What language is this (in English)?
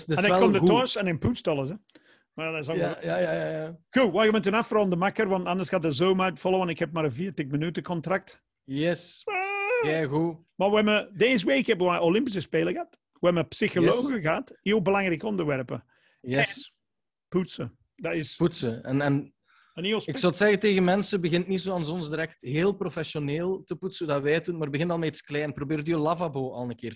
Dutch